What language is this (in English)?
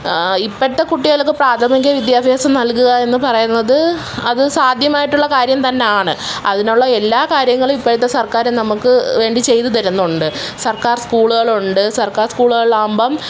Malayalam